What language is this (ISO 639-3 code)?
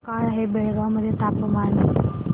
mar